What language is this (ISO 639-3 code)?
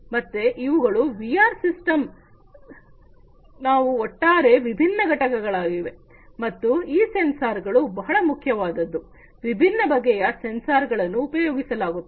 kan